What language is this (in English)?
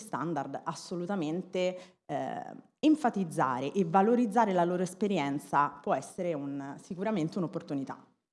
Italian